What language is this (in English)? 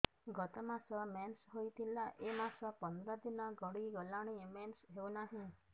Odia